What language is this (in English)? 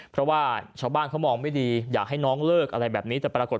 Thai